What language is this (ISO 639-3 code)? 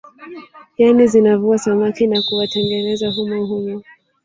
swa